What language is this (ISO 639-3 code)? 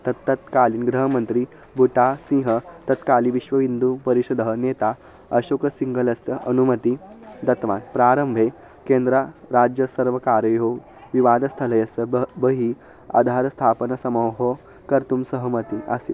san